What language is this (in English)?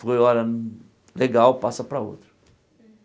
Portuguese